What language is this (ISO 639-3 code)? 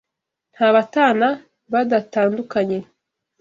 kin